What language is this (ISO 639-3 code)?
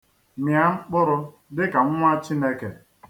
ibo